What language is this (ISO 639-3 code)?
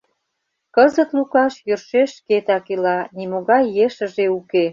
chm